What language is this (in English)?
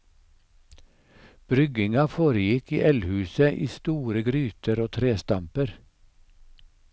Norwegian